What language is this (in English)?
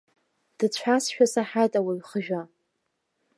Abkhazian